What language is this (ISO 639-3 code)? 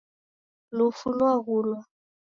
dav